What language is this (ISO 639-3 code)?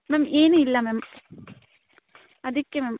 kan